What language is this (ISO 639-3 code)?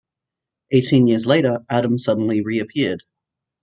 eng